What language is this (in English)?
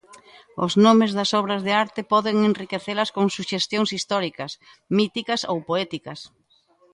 Galician